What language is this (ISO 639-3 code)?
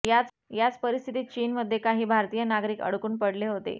mar